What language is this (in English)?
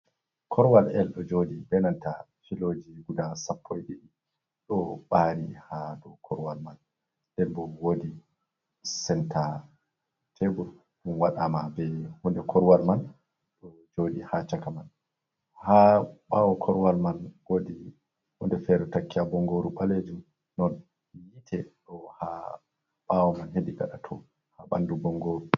Fula